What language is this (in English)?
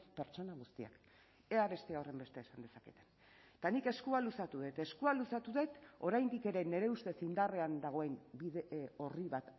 Basque